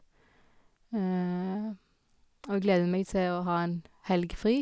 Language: Norwegian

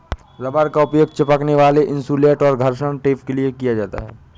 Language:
Hindi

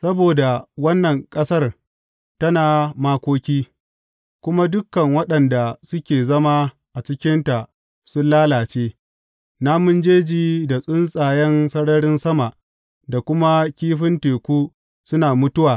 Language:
Hausa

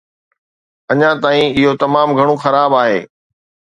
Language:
Sindhi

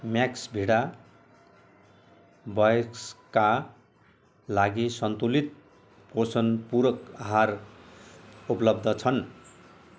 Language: Nepali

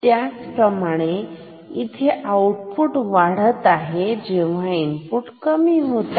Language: Marathi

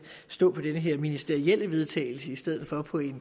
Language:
Danish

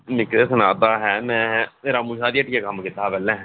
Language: Dogri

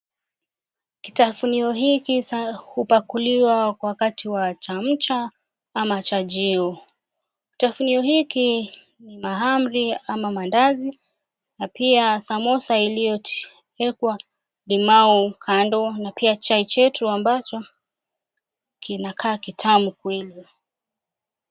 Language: Swahili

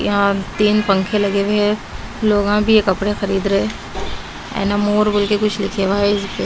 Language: Hindi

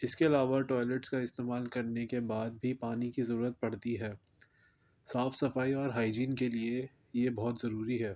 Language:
Urdu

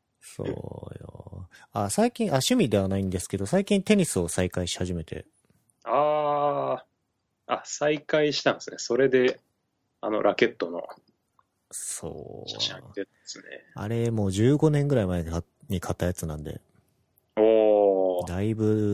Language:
Japanese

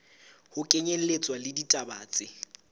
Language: Southern Sotho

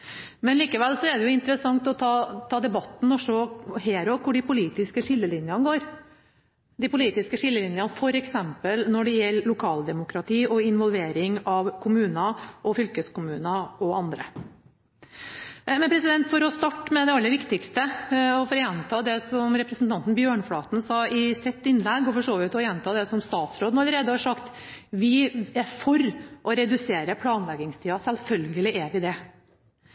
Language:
Norwegian Bokmål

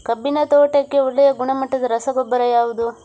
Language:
Kannada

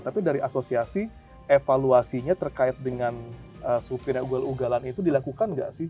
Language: Indonesian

